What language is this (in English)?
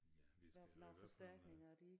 Danish